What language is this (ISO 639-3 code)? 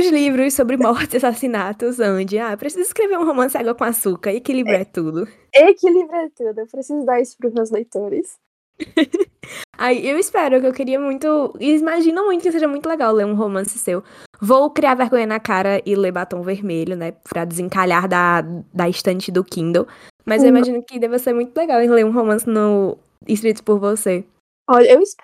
por